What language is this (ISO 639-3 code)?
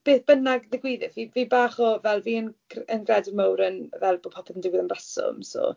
cym